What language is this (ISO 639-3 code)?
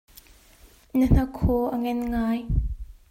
cnh